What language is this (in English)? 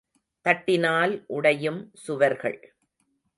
Tamil